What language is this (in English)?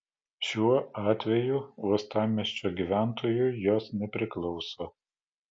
Lithuanian